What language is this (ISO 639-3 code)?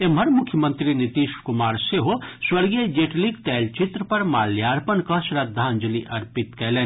mai